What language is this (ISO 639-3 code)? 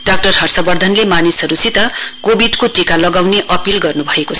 nep